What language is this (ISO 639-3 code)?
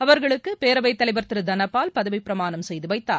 tam